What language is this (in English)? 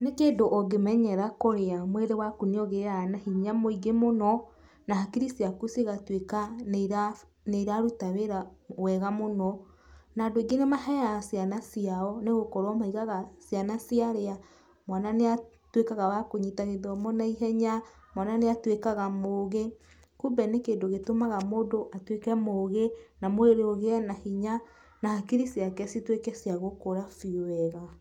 Kikuyu